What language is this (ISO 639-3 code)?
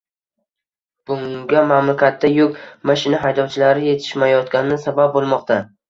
uzb